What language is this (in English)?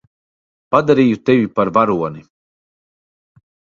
Latvian